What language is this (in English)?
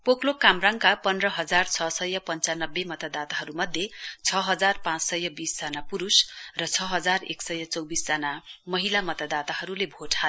Nepali